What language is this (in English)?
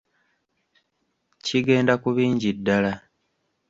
Ganda